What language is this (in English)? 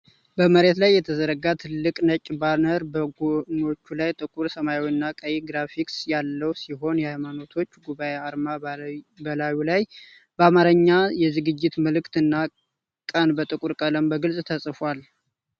Amharic